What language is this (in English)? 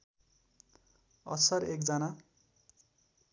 Nepali